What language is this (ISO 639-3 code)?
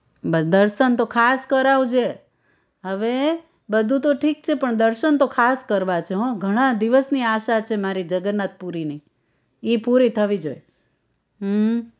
guj